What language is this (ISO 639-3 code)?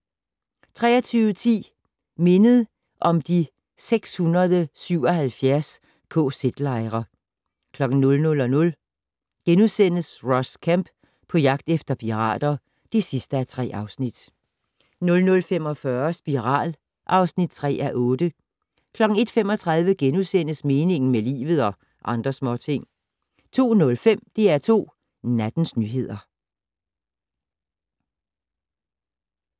dan